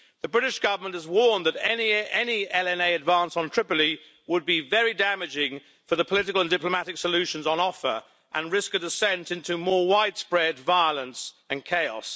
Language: English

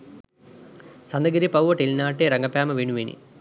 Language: Sinhala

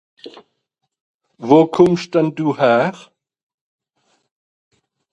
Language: Swiss German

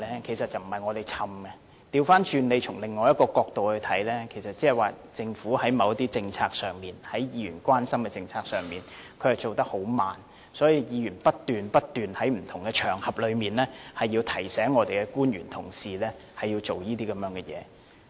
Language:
Cantonese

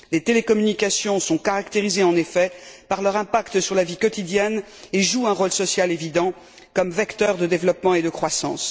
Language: French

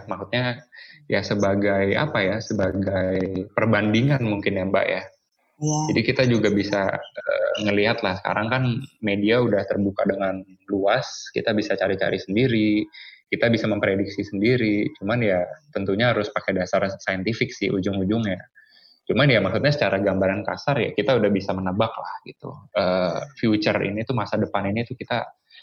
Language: Indonesian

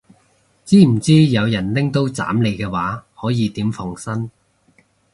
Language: Cantonese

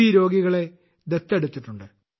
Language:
Malayalam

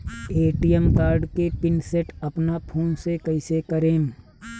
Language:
Bhojpuri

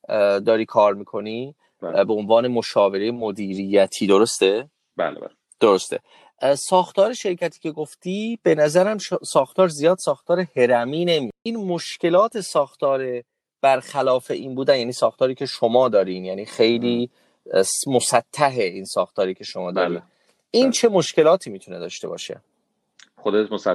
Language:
Persian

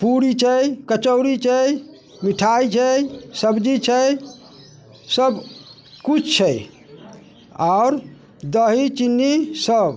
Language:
Maithili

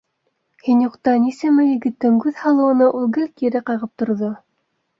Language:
Bashkir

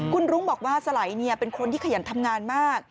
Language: Thai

